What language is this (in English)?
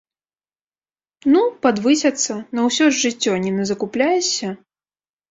Belarusian